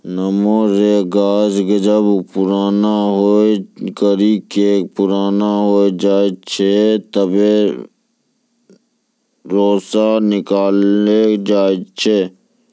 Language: Maithili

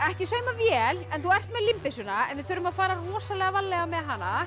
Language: Icelandic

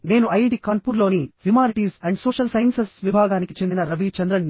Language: Telugu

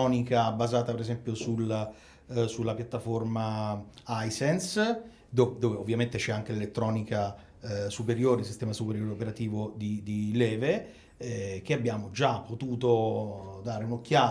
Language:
Italian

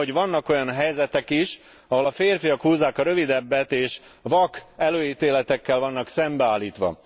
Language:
Hungarian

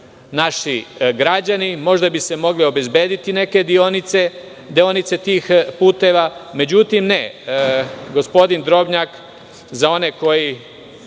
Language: Serbian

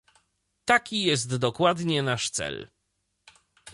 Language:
Polish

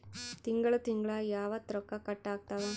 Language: Kannada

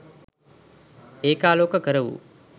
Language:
Sinhala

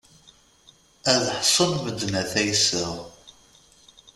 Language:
Kabyle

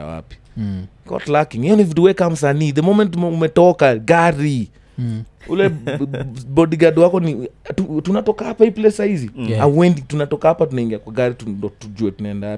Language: Swahili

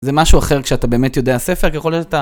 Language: Hebrew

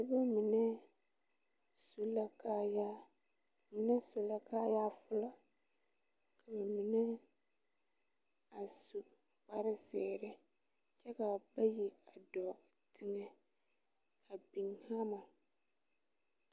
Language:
Southern Dagaare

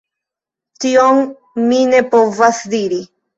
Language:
Esperanto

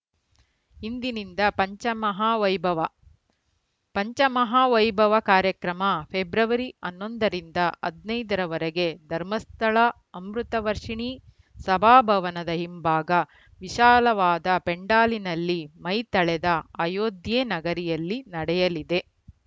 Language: Kannada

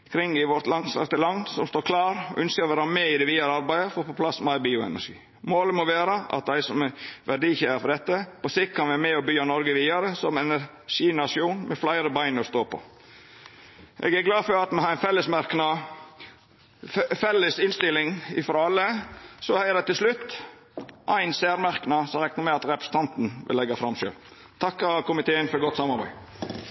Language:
Norwegian Nynorsk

